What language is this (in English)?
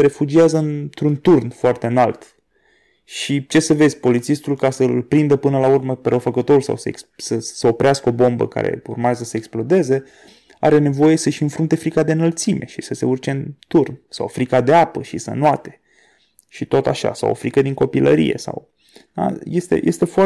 Romanian